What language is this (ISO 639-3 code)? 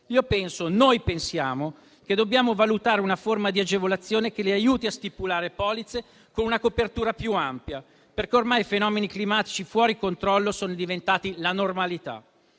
ita